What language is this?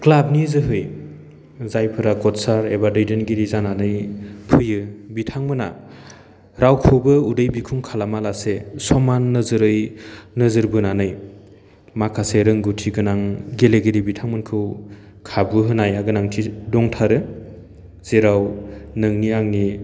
Bodo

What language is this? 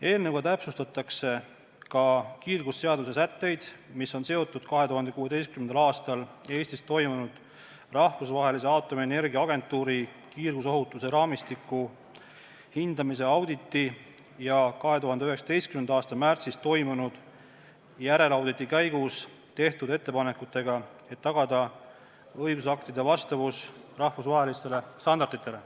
Estonian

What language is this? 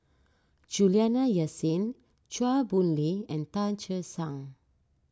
English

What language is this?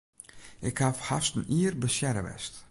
Western Frisian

